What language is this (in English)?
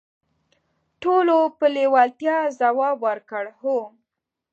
Pashto